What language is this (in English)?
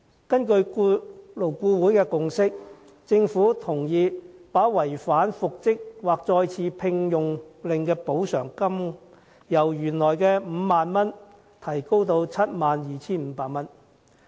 Cantonese